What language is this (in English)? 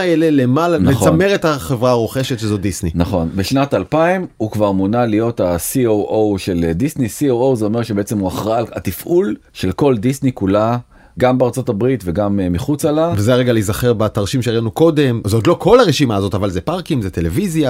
Hebrew